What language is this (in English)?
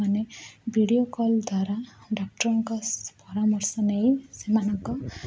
Odia